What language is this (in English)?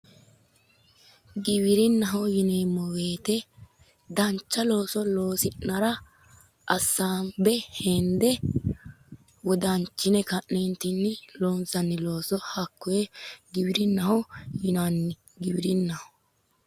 Sidamo